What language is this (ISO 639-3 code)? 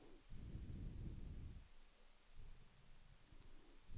dan